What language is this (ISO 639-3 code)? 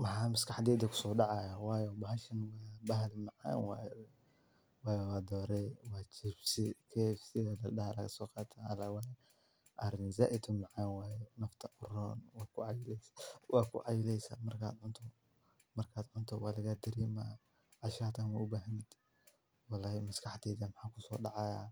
som